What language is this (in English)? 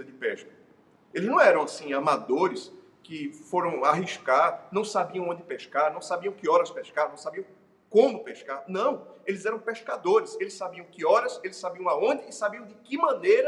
Portuguese